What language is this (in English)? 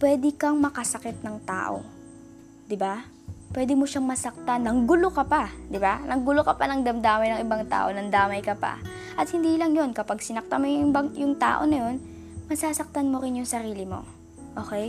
Filipino